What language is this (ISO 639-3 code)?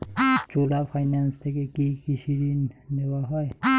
ben